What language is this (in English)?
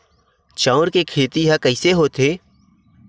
Chhattisgarhi